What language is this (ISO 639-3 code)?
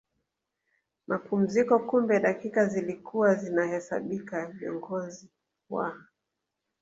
swa